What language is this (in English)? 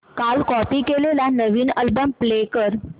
Marathi